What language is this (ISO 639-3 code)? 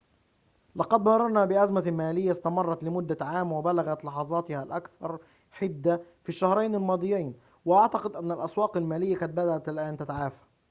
ara